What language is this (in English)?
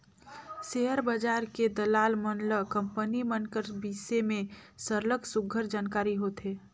Chhattisgarhi